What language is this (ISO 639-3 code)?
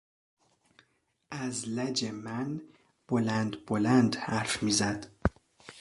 fas